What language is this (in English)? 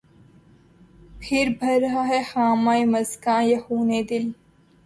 Urdu